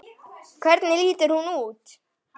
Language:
Icelandic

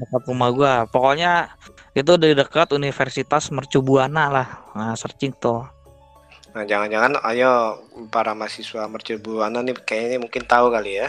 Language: Indonesian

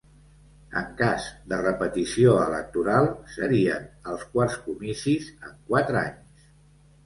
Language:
Catalan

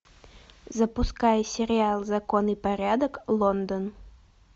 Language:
Russian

